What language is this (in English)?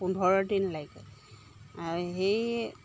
Assamese